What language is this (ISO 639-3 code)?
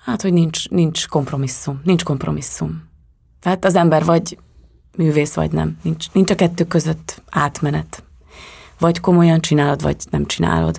hun